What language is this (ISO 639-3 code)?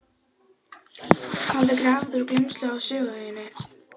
isl